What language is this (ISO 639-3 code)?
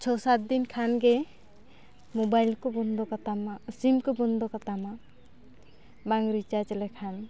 sat